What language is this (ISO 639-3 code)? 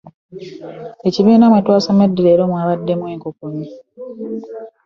lug